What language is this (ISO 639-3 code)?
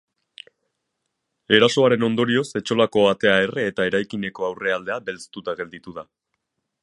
eus